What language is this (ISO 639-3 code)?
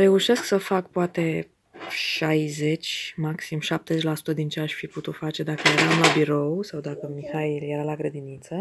ron